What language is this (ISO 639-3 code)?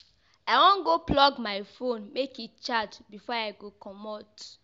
pcm